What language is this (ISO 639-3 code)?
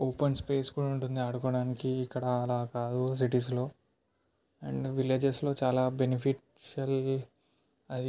tel